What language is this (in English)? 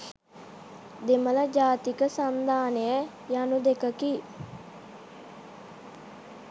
Sinhala